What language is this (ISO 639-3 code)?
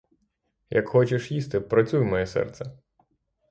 ukr